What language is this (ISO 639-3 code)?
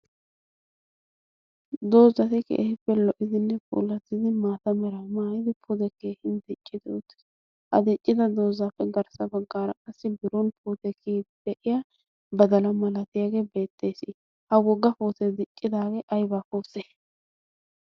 wal